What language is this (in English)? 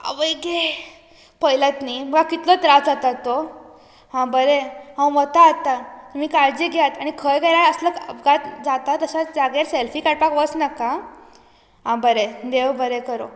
Konkani